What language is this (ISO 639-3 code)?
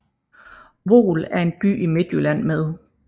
dan